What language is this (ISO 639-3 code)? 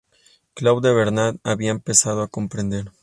spa